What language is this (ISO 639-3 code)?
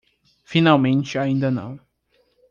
por